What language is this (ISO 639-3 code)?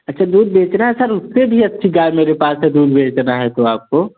hin